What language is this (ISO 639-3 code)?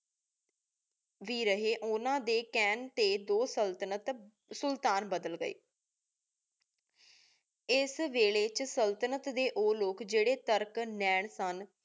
pan